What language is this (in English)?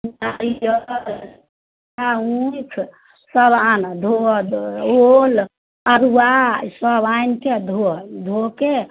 Maithili